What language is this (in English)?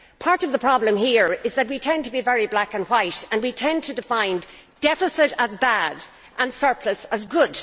English